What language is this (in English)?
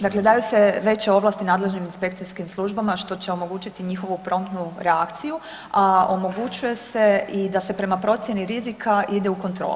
Croatian